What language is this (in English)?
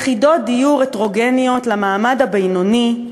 Hebrew